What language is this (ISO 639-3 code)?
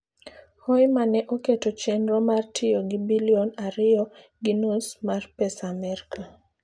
luo